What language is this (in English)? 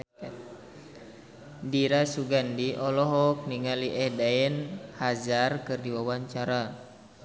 Sundanese